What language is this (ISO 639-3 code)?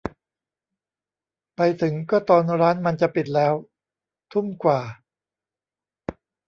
tha